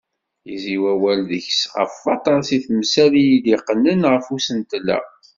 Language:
Kabyle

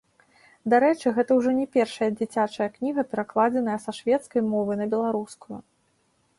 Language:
Belarusian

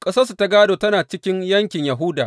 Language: Hausa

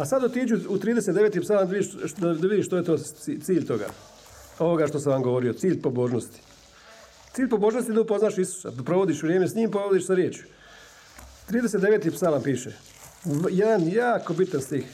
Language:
Croatian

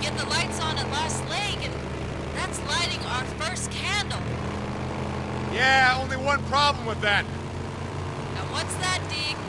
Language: English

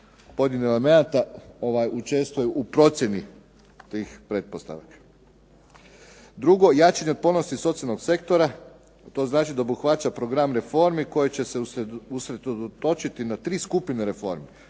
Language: Croatian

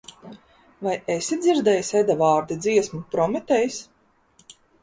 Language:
Latvian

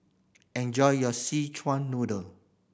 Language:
English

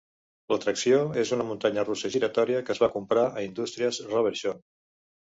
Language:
Catalan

